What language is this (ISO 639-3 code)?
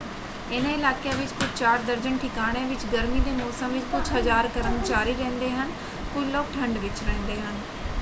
pan